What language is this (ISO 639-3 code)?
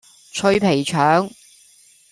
yue